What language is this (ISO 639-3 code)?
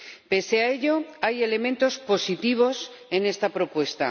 spa